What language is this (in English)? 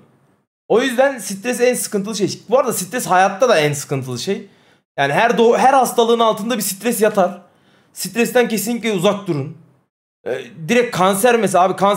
Turkish